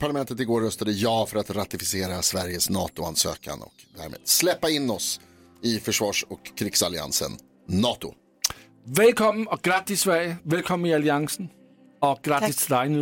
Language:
Swedish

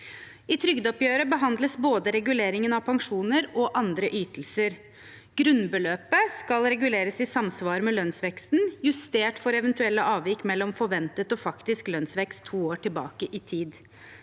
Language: Norwegian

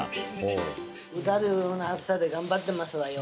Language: Japanese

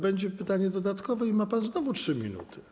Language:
Polish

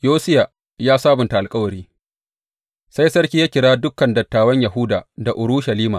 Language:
Hausa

